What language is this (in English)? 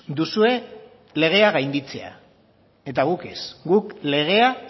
Basque